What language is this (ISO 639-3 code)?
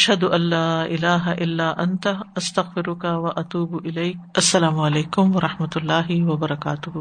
urd